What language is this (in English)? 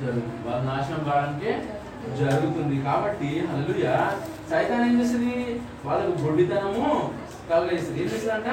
Telugu